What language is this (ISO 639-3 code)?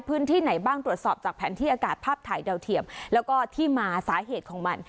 tha